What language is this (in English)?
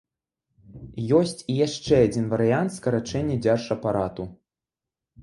Belarusian